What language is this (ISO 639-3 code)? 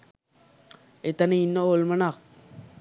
sin